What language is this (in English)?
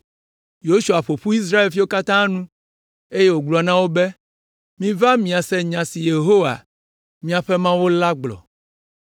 Ewe